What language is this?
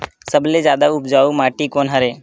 Chhattisgarhi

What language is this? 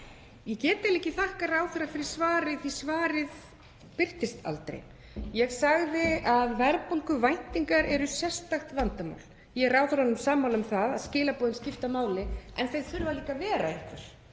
Icelandic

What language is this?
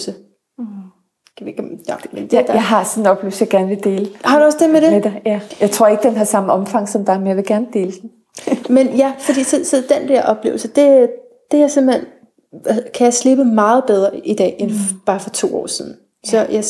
Danish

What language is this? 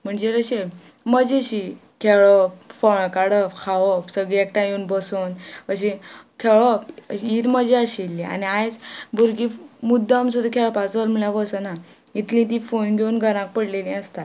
Konkani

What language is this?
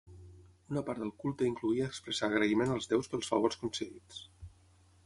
Catalan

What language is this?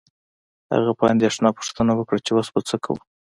Pashto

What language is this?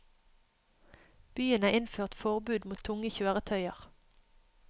Norwegian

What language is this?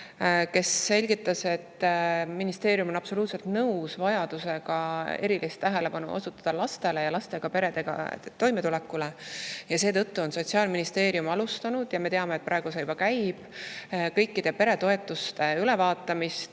Estonian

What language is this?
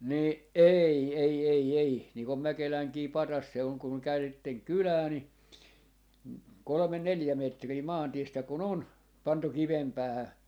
Finnish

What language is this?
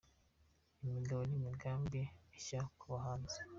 Kinyarwanda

